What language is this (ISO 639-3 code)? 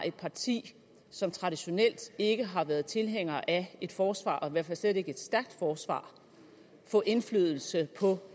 dan